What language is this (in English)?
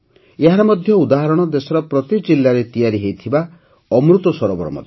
Odia